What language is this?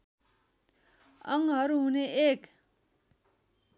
Nepali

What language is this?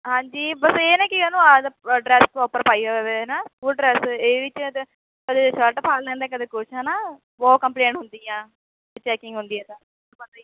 Punjabi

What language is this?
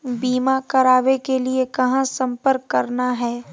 Magahi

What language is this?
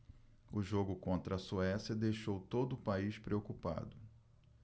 Portuguese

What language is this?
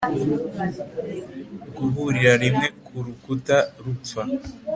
Kinyarwanda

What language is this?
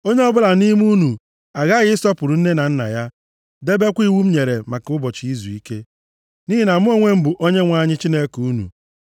Igbo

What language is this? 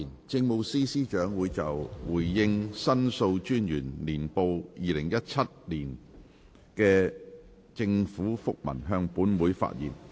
Cantonese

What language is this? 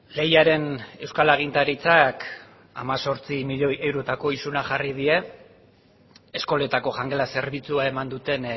Basque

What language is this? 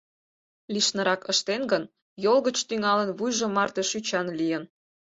Mari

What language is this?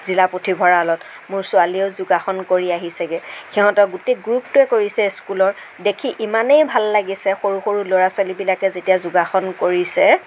Assamese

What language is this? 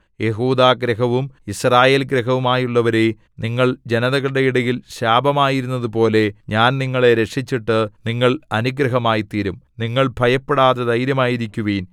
Malayalam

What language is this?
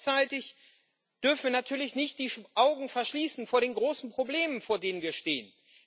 German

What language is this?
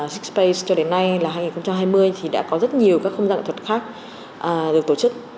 Vietnamese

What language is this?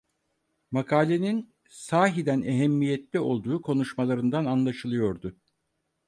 Turkish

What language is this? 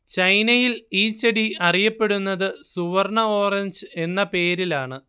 Malayalam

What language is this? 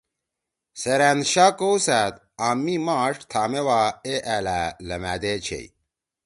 Torwali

